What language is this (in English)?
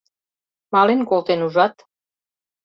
Mari